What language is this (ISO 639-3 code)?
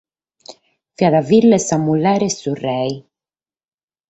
srd